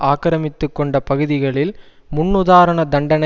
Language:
Tamil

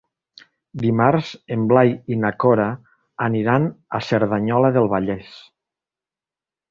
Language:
Catalan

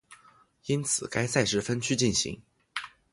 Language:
Chinese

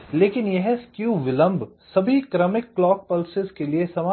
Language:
Hindi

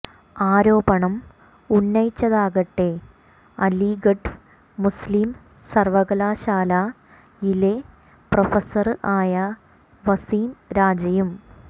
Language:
Malayalam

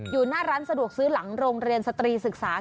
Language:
Thai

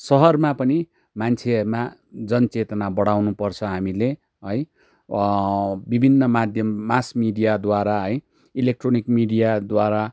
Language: Nepali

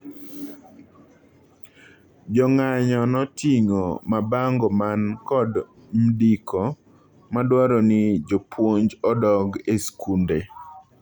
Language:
Luo (Kenya and Tanzania)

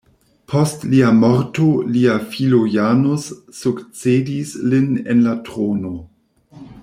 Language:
Esperanto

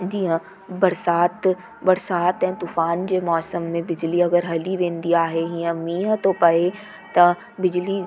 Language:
Sindhi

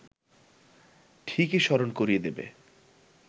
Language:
Bangla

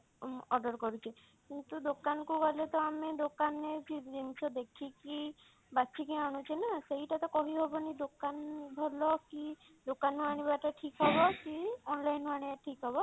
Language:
Odia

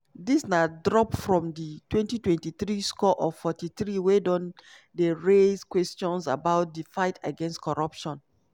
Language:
Nigerian Pidgin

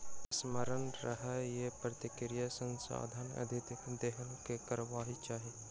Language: Maithili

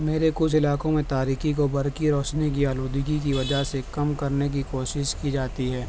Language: Urdu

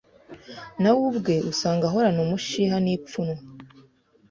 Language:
Kinyarwanda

